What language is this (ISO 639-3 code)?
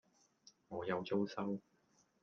yue